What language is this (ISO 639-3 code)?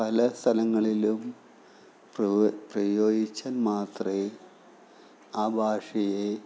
mal